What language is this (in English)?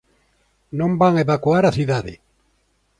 Galician